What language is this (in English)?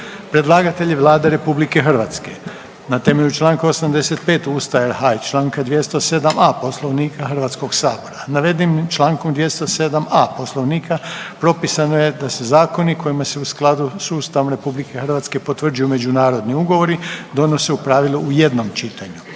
Croatian